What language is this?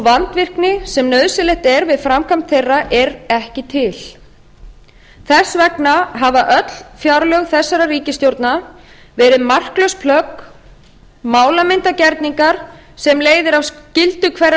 Icelandic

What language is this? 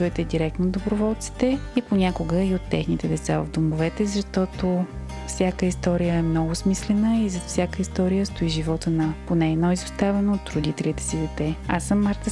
Bulgarian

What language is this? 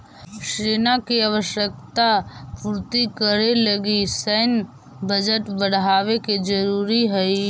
Magahi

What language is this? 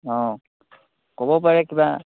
Assamese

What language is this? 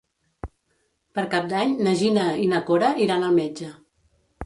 Catalan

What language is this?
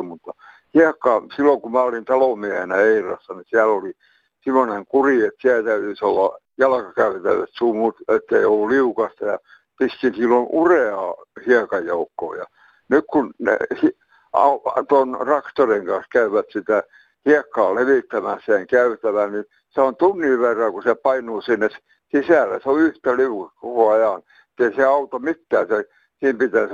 Finnish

